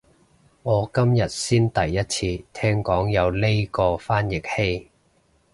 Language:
Cantonese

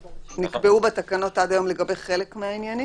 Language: Hebrew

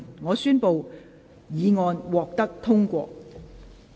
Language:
Cantonese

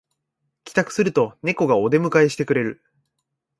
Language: Japanese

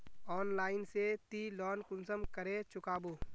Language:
Magahi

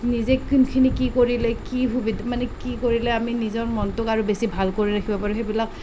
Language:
Assamese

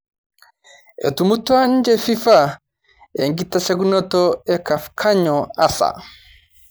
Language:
Masai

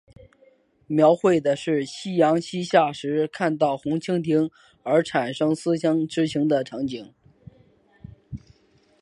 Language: Chinese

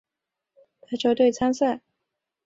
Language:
Chinese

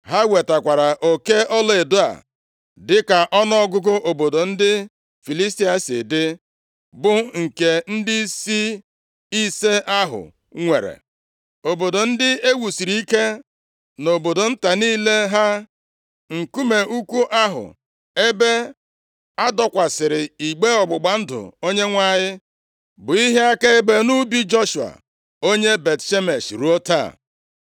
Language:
Igbo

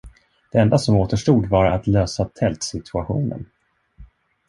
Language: Swedish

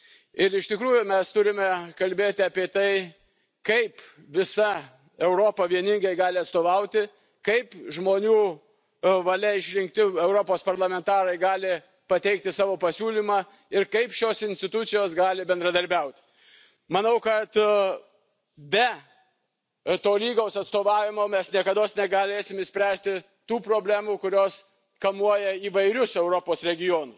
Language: Lithuanian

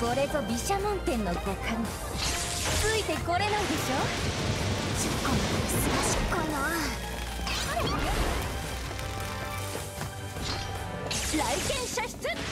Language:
Japanese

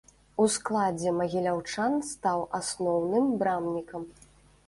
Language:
Belarusian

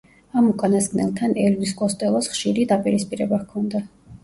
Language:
Georgian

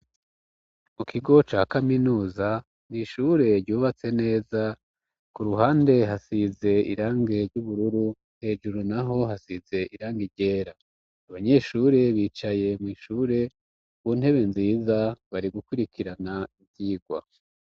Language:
Rundi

